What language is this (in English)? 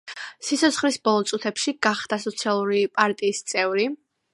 Georgian